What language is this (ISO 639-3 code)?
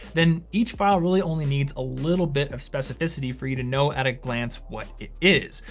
eng